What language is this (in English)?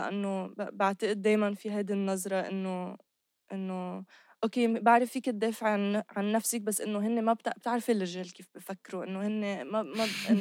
Arabic